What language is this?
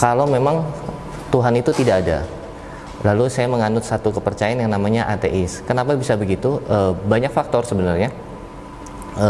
Indonesian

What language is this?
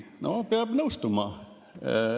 Estonian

